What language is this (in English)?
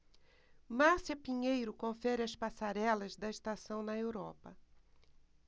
Portuguese